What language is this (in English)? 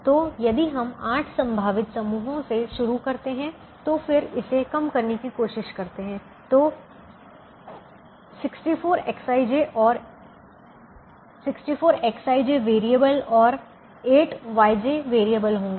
Hindi